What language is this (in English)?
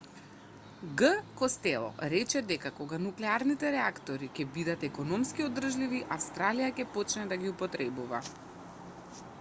Macedonian